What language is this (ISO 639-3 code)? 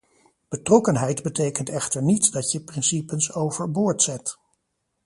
nld